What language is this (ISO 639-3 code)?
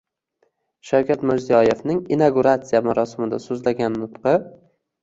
uzb